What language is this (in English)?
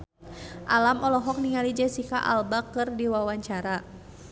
Sundanese